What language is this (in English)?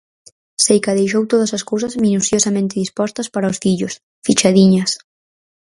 Galician